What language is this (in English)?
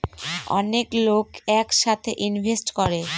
Bangla